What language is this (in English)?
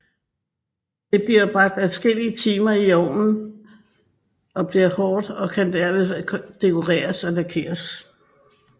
Danish